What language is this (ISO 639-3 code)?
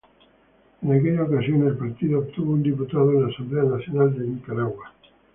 spa